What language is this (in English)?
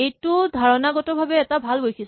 Assamese